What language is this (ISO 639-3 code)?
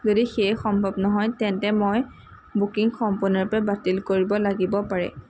asm